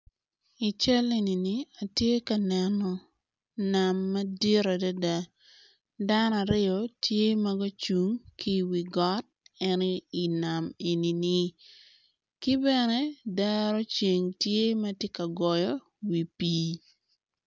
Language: Acoli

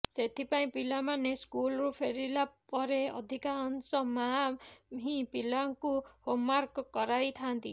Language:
Odia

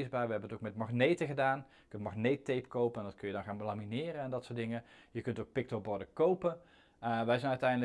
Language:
Dutch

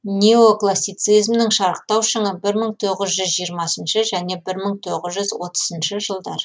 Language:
Kazakh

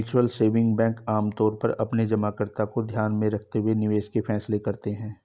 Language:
Hindi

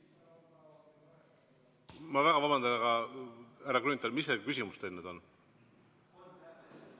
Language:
Estonian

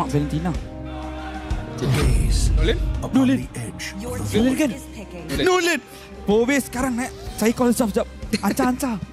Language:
Malay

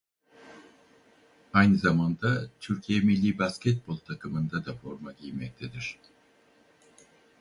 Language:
Turkish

